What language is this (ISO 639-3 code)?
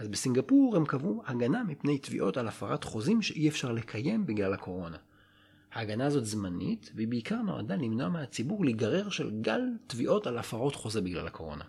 heb